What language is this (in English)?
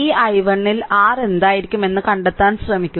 Malayalam